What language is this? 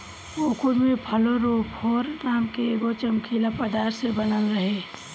Bhojpuri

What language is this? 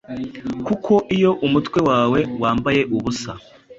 Kinyarwanda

